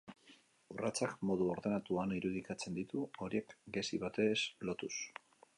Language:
Basque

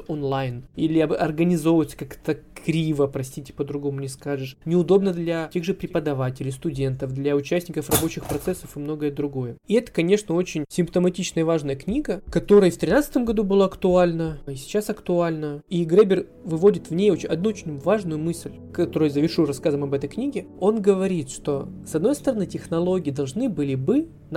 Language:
Russian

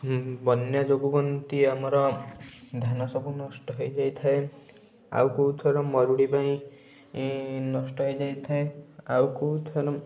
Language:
Odia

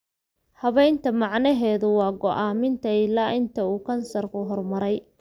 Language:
Somali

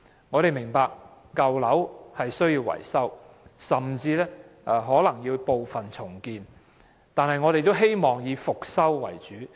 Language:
Cantonese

